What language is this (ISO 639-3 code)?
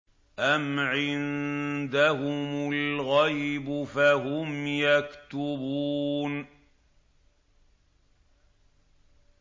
ara